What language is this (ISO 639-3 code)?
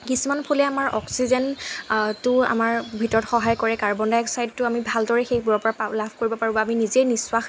asm